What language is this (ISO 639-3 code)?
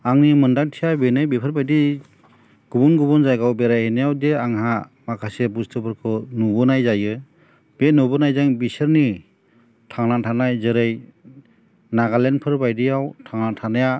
brx